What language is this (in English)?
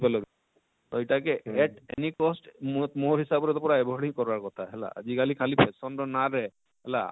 Odia